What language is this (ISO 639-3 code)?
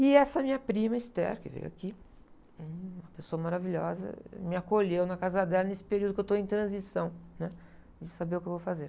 por